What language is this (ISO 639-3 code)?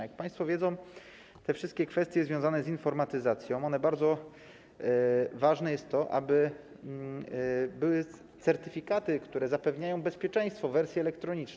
pol